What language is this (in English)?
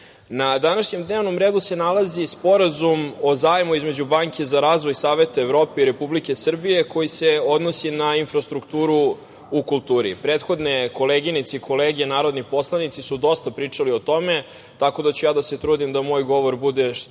Serbian